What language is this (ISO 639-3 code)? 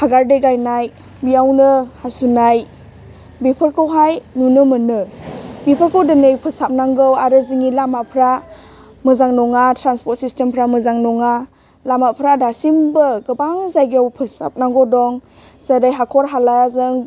brx